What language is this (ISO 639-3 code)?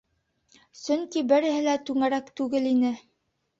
bak